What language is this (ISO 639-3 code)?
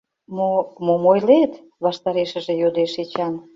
chm